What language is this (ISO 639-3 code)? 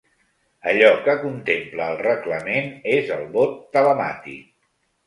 cat